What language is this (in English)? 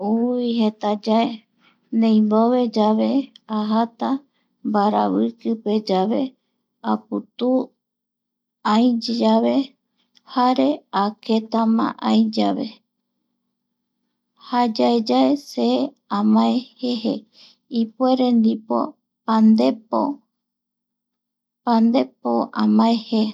Eastern Bolivian Guaraní